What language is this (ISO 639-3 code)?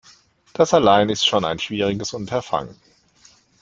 deu